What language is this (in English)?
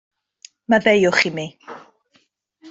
Welsh